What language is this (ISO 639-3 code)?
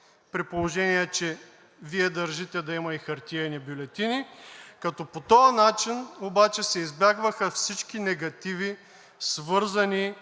bul